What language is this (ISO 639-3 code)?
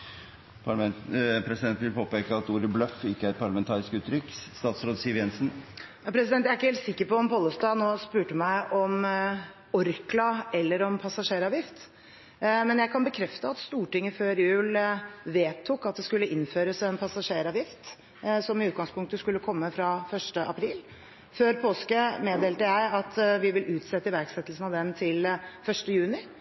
nob